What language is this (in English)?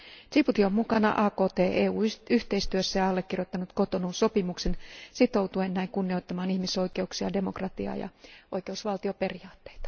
Finnish